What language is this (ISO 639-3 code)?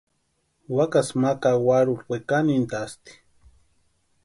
pua